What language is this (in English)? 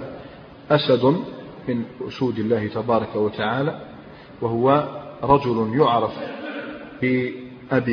Arabic